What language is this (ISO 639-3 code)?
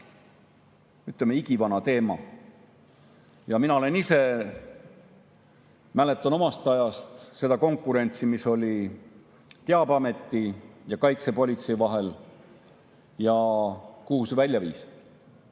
est